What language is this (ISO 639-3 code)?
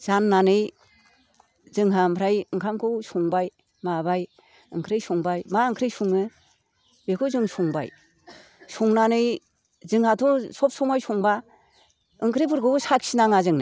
brx